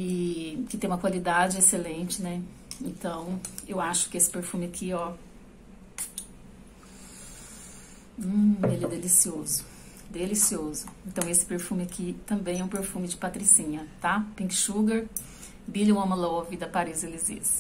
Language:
Portuguese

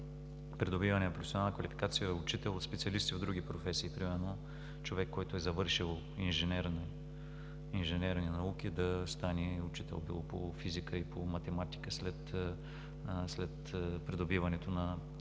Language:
Bulgarian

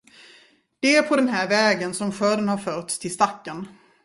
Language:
Swedish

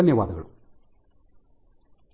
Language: Kannada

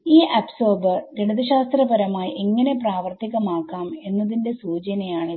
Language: Malayalam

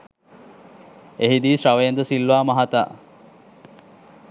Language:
Sinhala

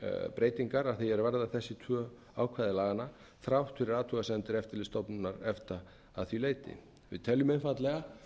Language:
Icelandic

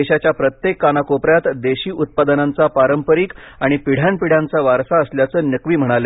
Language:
Marathi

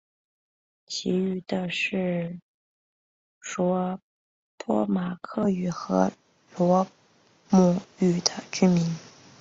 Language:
Chinese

